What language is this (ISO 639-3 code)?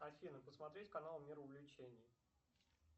rus